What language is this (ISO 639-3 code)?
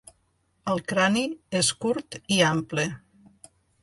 cat